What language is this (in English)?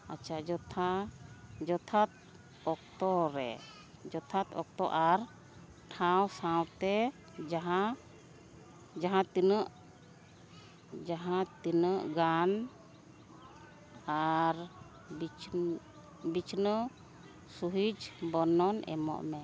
Santali